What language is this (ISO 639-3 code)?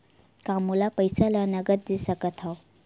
hne